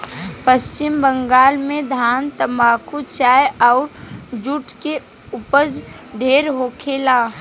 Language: Bhojpuri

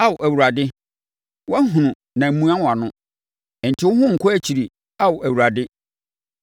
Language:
Akan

